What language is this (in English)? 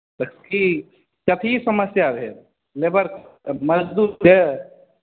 Maithili